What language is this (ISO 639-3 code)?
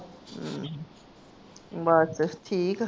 pan